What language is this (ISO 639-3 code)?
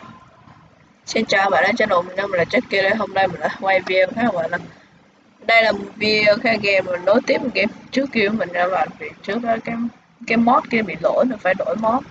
vie